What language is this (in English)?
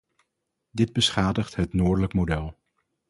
Dutch